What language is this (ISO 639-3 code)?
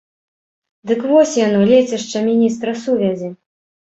bel